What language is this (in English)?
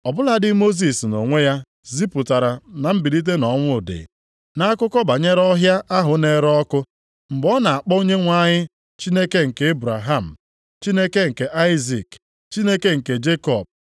Igbo